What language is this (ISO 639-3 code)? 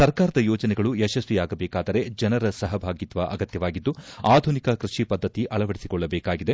kan